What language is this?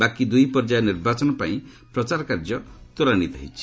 Odia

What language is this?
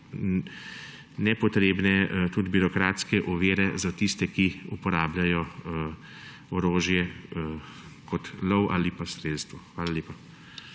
Slovenian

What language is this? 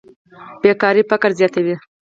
Pashto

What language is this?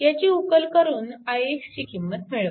Marathi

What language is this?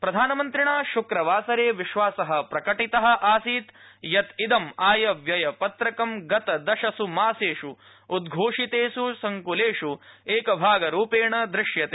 Sanskrit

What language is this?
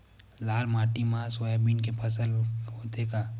Chhattisgarhi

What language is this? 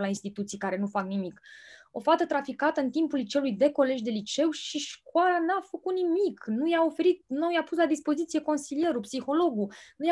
Romanian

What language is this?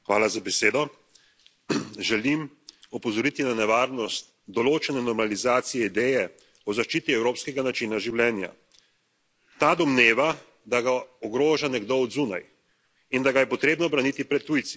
Slovenian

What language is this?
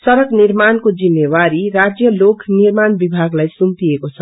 Nepali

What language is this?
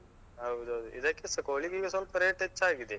Kannada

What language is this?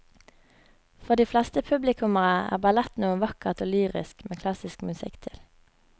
Norwegian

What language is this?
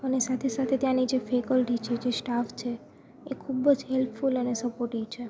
Gujarati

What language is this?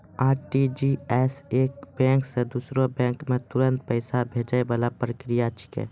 Maithili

